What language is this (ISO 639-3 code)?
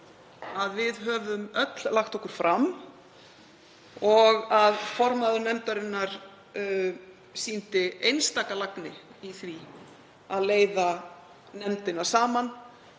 isl